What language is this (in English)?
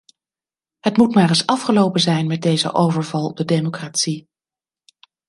Dutch